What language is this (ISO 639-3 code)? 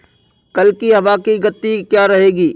hin